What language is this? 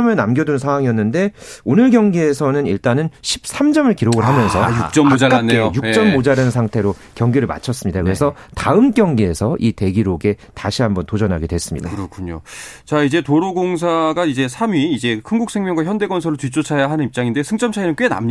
Korean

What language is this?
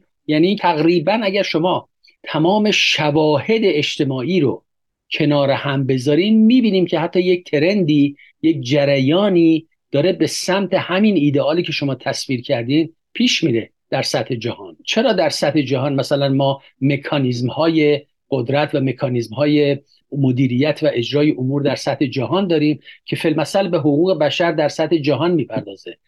Persian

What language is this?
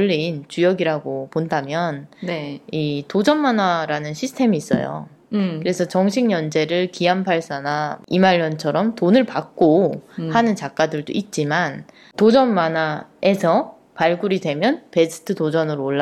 Korean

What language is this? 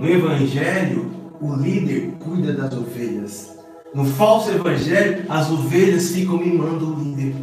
Portuguese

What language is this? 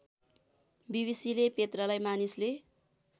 Nepali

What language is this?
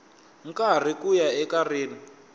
Tsonga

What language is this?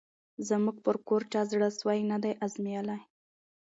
Pashto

